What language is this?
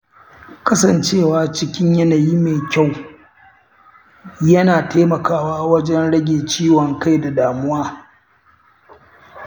Hausa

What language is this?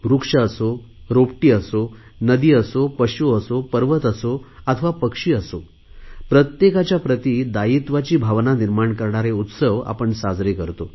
Marathi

